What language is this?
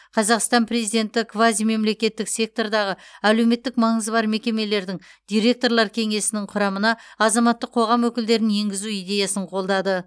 Kazakh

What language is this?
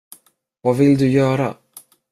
Swedish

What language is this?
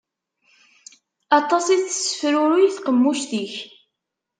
Kabyle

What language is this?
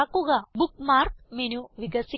Malayalam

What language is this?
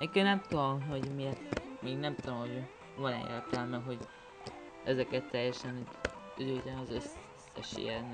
Hungarian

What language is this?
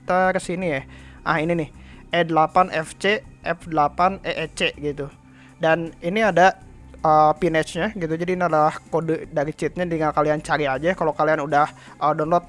Indonesian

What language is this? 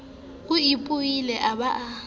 Southern Sotho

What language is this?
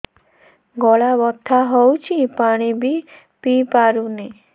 Odia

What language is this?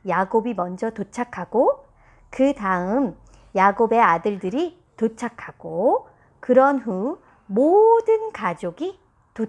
Korean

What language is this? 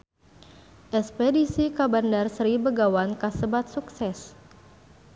Sundanese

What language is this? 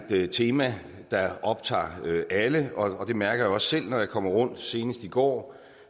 Danish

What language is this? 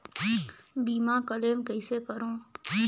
Chhattisgarhi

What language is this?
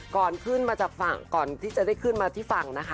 Thai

